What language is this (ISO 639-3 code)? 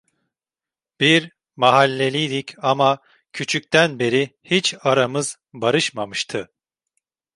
tur